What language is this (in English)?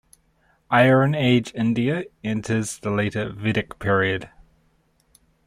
English